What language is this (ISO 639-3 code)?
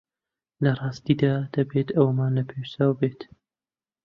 ckb